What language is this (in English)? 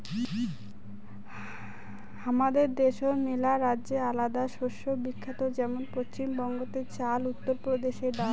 Bangla